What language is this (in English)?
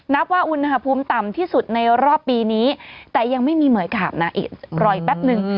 Thai